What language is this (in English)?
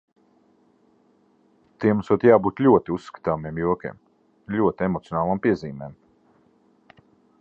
Latvian